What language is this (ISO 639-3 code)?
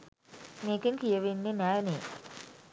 sin